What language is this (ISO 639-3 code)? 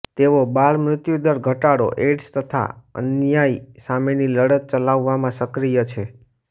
guj